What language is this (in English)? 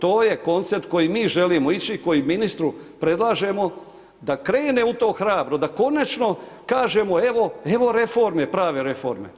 Croatian